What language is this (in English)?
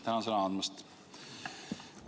Estonian